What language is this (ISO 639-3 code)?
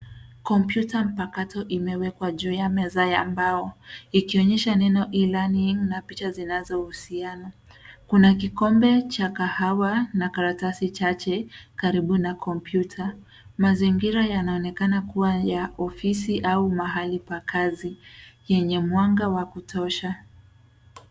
swa